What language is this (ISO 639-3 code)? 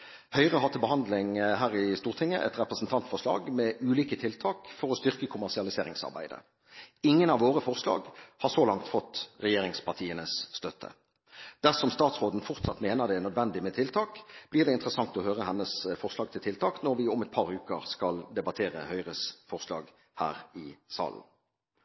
nob